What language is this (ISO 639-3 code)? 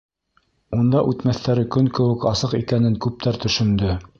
bak